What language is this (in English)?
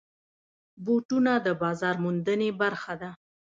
Pashto